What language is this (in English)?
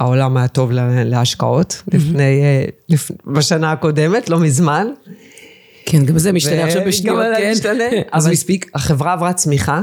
Hebrew